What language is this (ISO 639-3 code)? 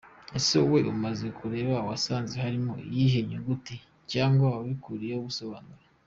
kin